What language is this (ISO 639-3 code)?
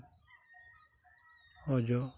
sat